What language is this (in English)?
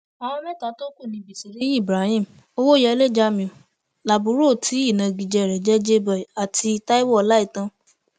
Yoruba